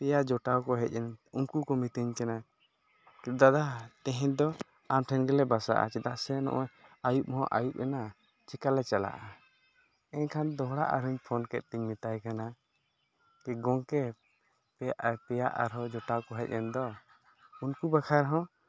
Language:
Santali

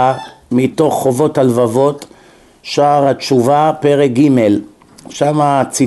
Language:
Hebrew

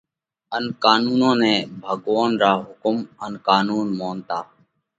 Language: Parkari Koli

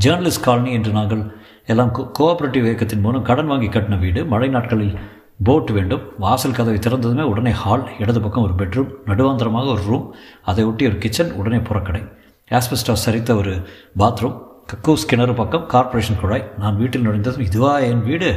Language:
Tamil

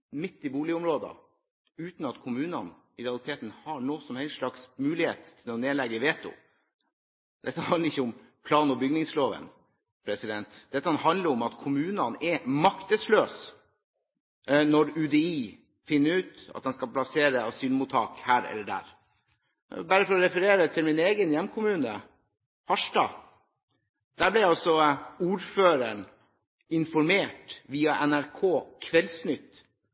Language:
Norwegian Bokmål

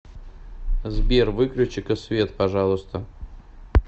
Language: Russian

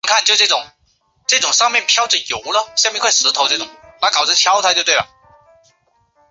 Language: Chinese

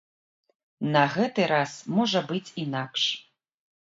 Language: Belarusian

